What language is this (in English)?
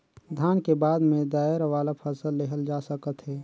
Chhattisgarhi